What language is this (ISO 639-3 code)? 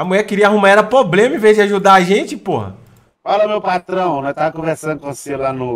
por